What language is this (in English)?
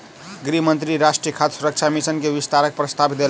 Maithili